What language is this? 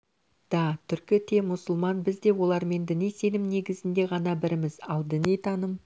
Kazakh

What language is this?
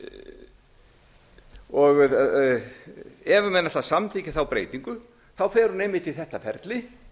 Icelandic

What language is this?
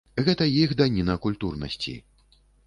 Belarusian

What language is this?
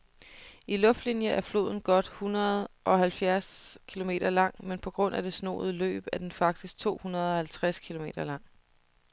Danish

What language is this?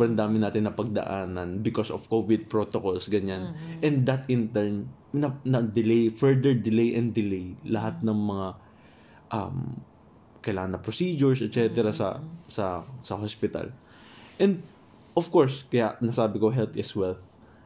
Filipino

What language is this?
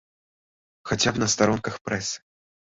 Belarusian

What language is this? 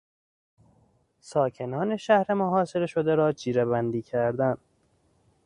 Persian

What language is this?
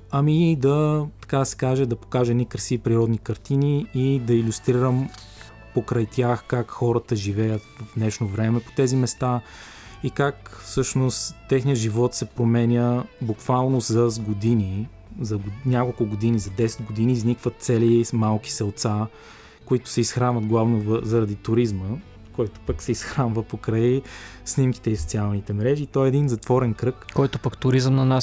Bulgarian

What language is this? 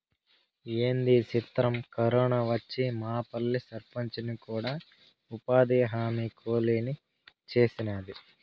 Telugu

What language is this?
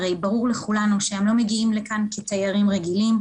Hebrew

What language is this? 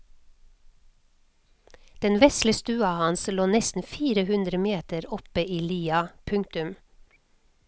Norwegian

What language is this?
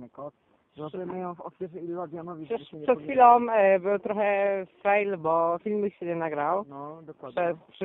Polish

